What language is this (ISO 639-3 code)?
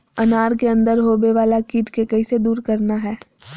mag